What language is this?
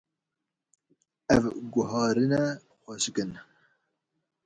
Kurdish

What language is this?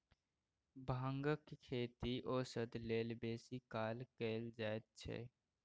Maithili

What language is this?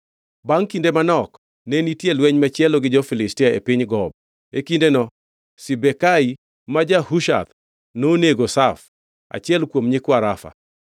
Luo (Kenya and Tanzania)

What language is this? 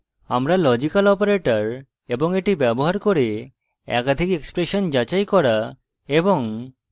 Bangla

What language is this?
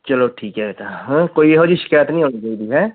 Punjabi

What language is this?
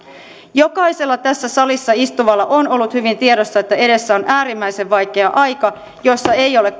Finnish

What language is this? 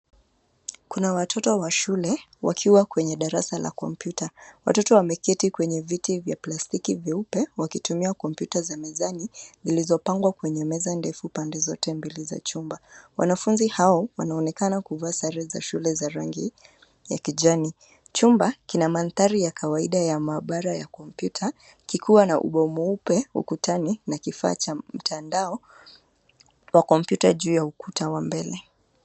Swahili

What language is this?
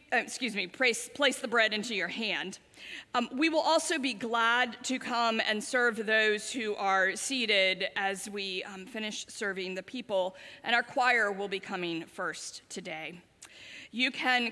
English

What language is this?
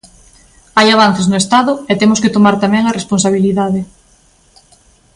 Galician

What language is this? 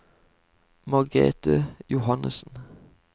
Norwegian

